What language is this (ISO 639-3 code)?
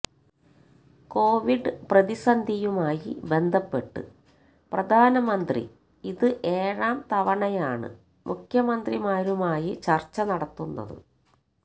mal